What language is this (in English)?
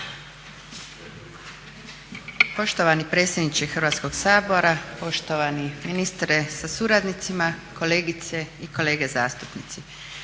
Croatian